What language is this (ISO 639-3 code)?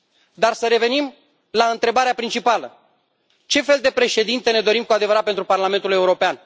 ron